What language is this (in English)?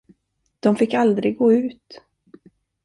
Swedish